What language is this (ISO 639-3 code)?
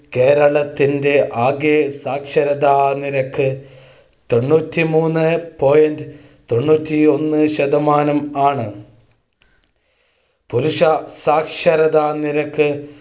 mal